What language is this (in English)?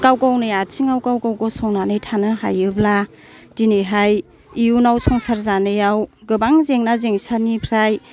Bodo